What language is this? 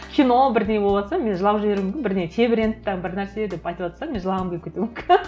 Kazakh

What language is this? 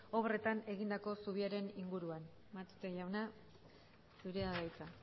Basque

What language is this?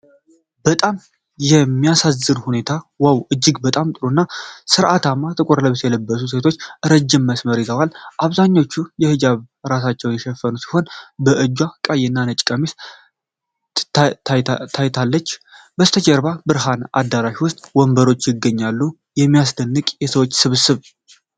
Amharic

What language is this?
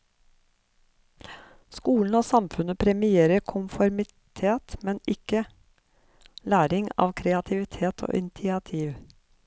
Norwegian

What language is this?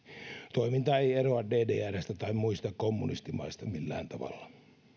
Finnish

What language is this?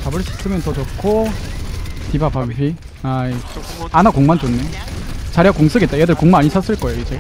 Korean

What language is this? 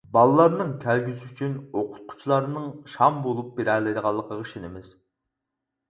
Uyghur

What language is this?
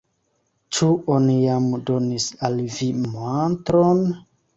Esperanto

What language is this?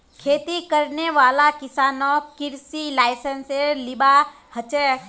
Magahi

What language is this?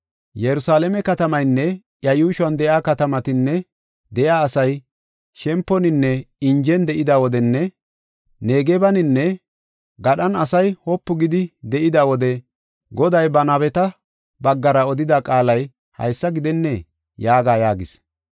Gofa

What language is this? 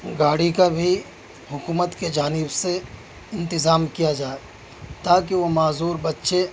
Urdu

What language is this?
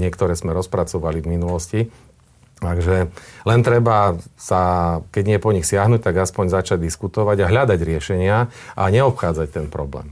Slovak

